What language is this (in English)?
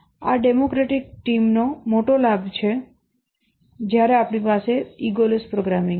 Gujarati